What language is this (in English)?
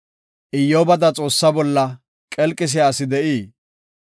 Gofa